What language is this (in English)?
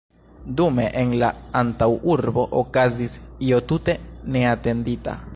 Esperanto